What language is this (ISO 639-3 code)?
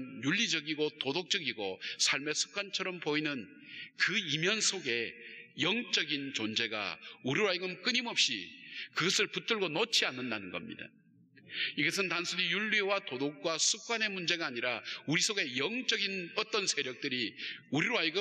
kor